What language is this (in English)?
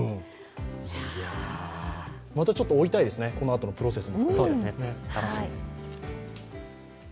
Japanese